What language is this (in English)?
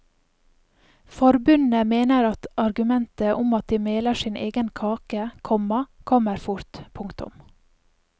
Norwegian